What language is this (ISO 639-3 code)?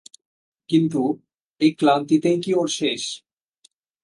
ben